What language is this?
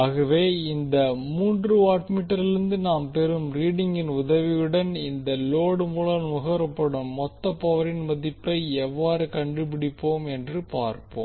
Tamil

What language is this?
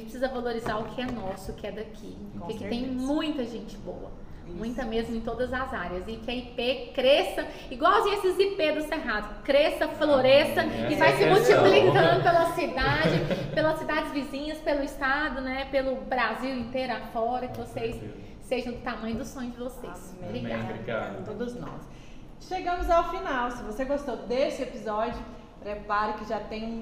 Portuguese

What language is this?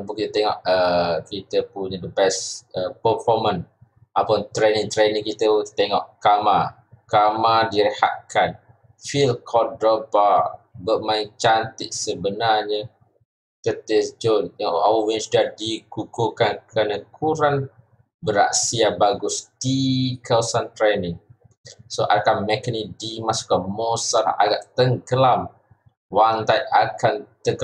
Malay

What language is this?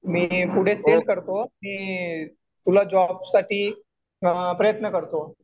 Marathi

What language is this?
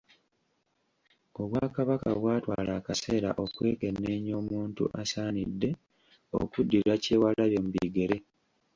Ganda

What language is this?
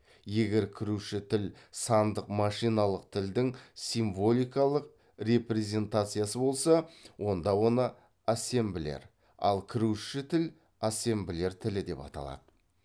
Kazakh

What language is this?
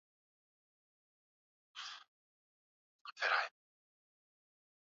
Swahili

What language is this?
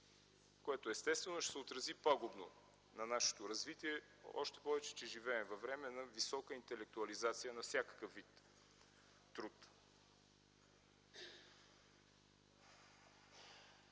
Bulgarian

